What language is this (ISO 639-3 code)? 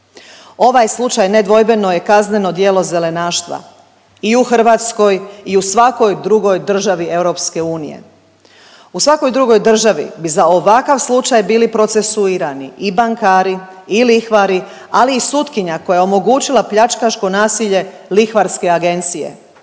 hrv